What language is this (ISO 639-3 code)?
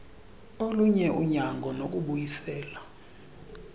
xho